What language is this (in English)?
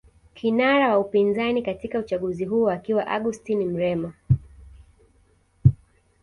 Swahili